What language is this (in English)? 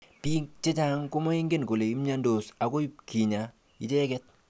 Kalenjin